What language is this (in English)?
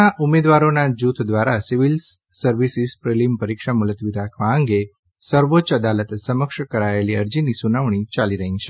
Gujarati